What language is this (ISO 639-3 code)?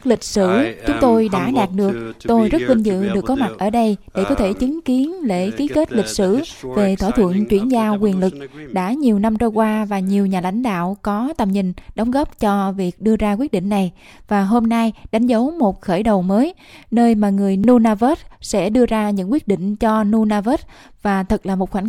vie